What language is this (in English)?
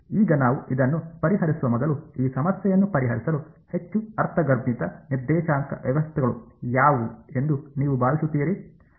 Kannada